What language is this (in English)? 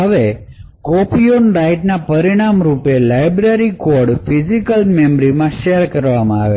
Gujarati